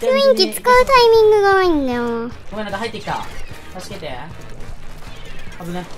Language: Japanese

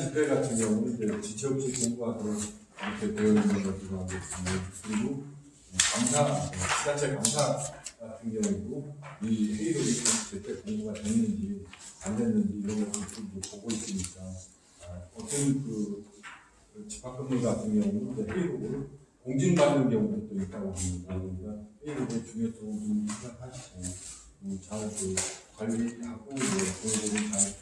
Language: Korean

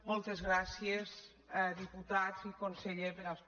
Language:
Catalan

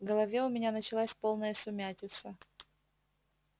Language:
Russian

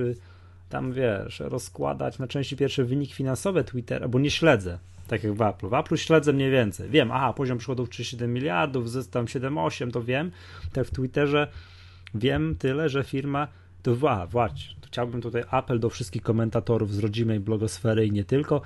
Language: Polish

